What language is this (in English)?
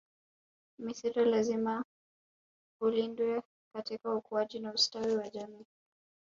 Swahili